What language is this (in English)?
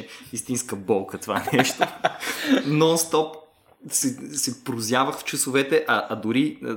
Bulgarian